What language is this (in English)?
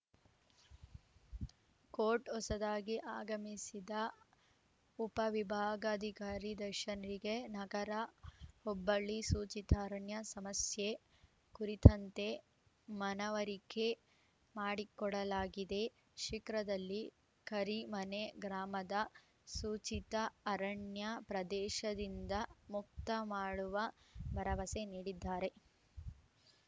Kannada